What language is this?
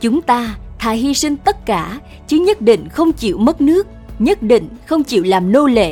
Vietnamese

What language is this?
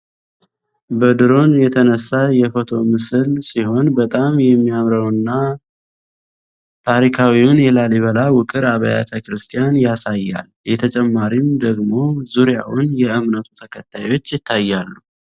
Amharic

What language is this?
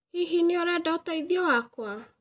Kikuyu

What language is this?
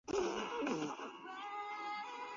Chinese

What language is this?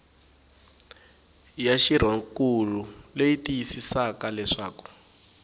Tsonga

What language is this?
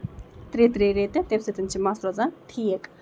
Kashmiri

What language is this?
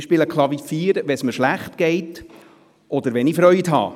Swiss German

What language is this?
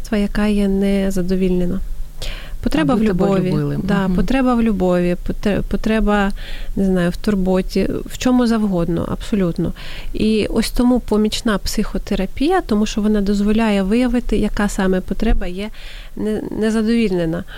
Ukrainian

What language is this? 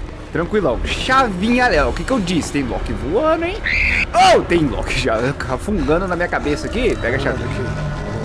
Portuguese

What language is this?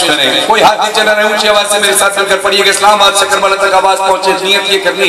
Arabic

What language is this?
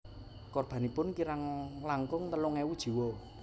Javanese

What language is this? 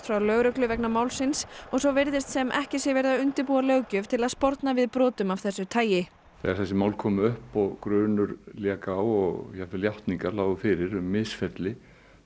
Icelandic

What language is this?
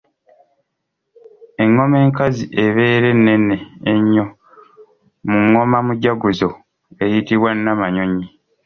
Ganda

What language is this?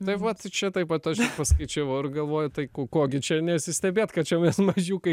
Lithuanian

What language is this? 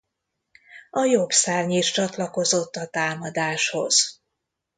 Hungarian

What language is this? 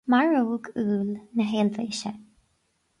Irish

